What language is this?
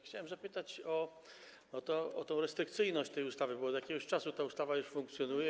Polish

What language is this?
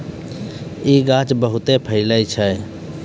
Maithili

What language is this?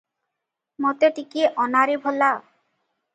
Odia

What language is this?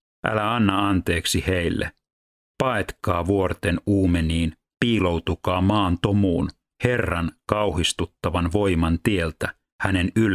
Finnish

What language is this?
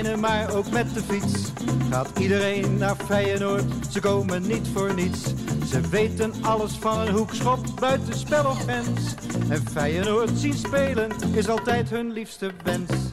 Dutch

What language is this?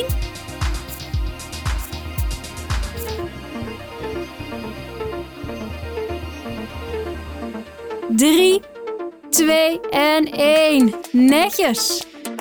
Dutch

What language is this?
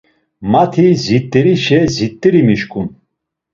Laz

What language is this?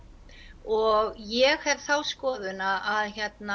Icelandic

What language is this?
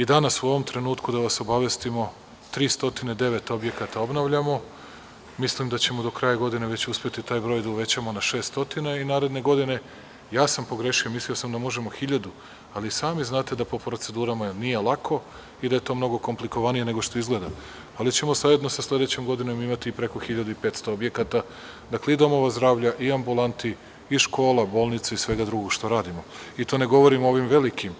Serbian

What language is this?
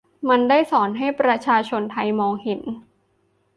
Thai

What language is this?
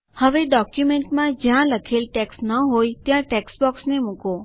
Gujarati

